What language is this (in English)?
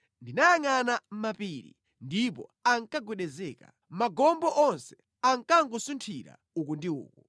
Nyanja